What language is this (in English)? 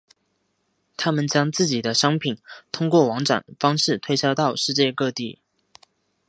Chinese